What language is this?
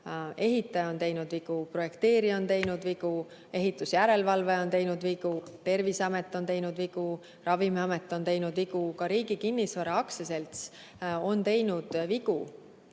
Estonian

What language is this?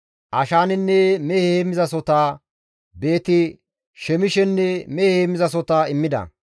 Gamo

